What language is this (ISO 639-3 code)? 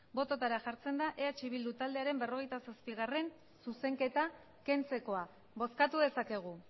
eus